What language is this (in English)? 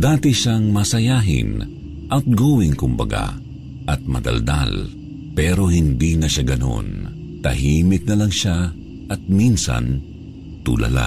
Filipino